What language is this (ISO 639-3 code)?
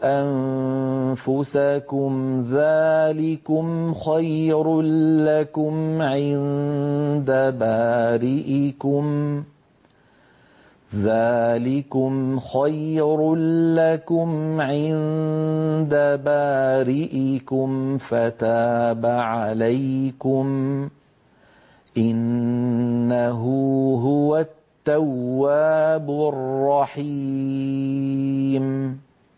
ara